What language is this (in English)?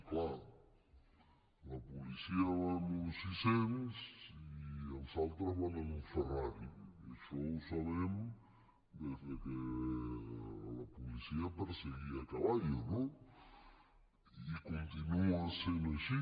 Catalan